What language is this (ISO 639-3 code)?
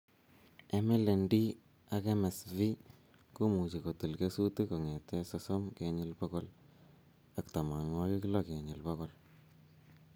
kln